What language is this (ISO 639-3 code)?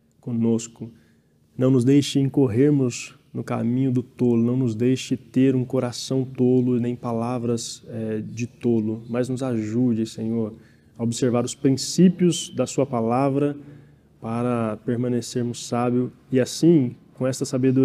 por